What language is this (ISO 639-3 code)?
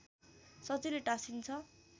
nep